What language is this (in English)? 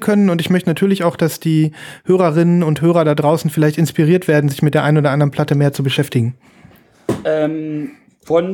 German